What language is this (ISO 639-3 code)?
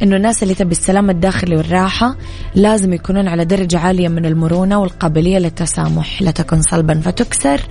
ara